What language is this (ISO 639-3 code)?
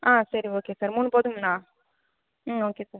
tam